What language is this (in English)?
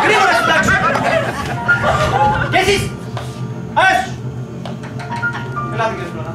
Greek